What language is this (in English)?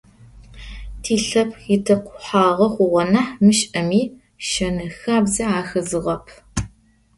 Adyghe